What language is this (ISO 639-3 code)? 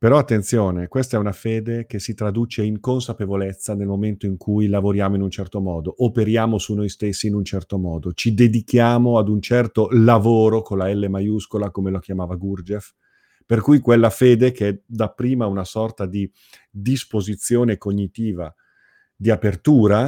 ita